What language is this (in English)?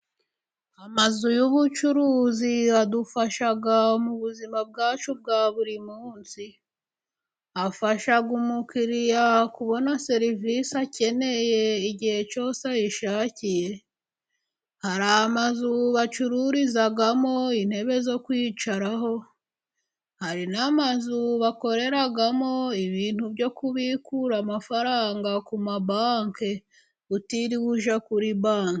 Kinyarwanda